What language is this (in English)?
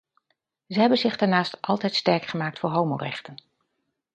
Dutch